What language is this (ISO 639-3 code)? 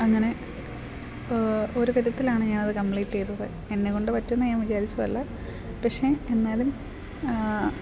mal